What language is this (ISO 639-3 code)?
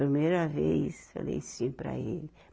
por